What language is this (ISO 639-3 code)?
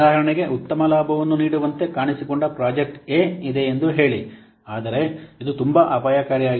kan